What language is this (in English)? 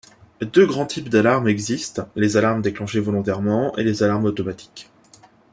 French